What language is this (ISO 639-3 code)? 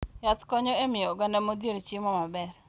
luo